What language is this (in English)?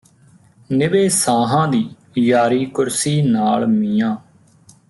Punjabi